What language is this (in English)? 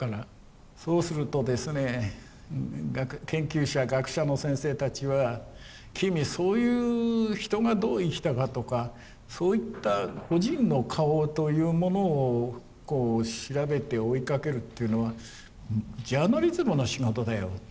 Japanese